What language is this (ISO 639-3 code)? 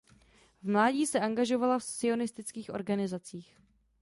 ces